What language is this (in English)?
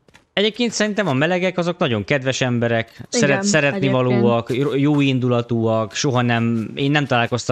Hungarian